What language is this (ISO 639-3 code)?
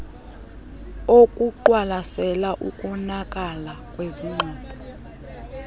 xho